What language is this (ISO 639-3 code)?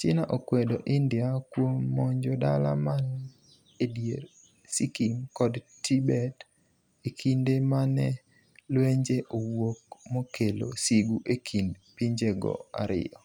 luo